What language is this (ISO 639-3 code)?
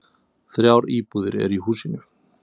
isl